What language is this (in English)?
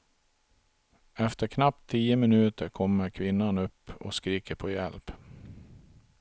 Swedish